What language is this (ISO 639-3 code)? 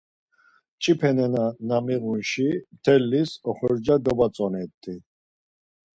lzz